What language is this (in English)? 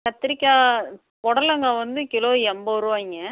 Tamil